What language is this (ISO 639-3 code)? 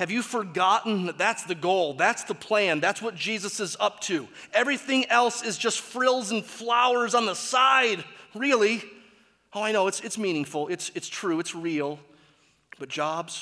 eng